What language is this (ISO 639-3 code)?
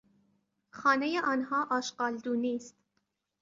fas